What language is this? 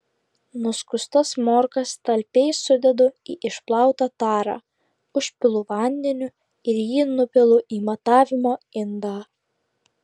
Lithuanian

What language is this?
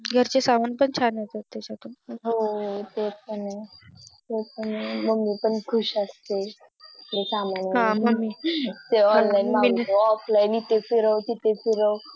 Marathi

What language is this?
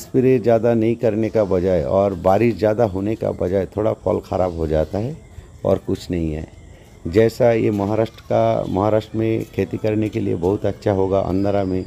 Hindi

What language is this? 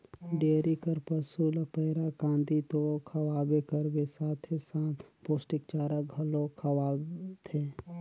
Chhattisgarhi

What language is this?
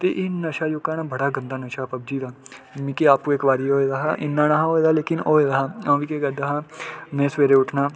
Dogri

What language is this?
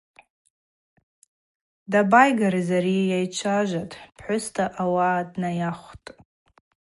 Abaza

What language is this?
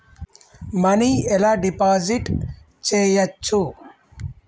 Telugu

